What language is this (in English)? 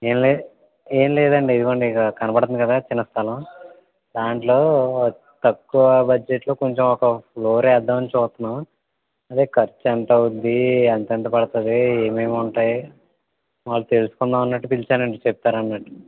Telugu